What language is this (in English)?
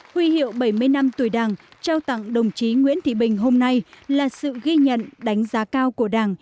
Vietnamese